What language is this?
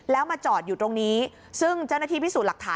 Thai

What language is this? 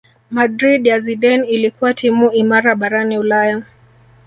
Swahili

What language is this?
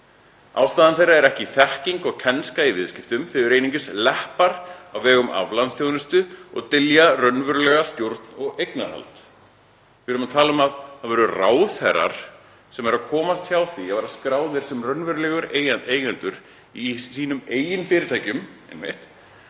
Icelandic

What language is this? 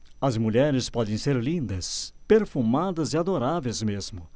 Portuguese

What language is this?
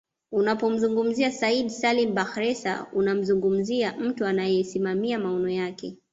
Swahili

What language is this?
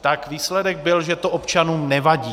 Czech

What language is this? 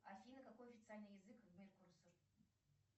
Russian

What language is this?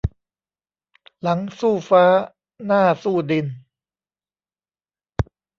Thai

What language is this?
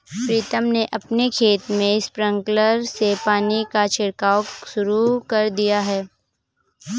Hindi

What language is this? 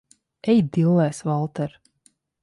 Latvian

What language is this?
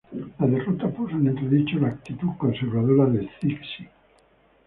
Spanish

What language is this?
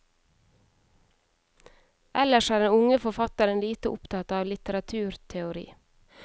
Norwegian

